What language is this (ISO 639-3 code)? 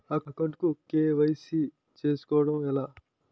tel